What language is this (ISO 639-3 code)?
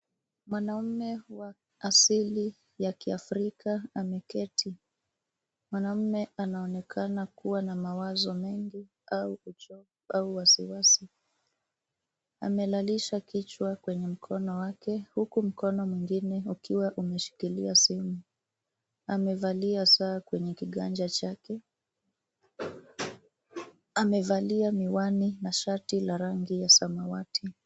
swa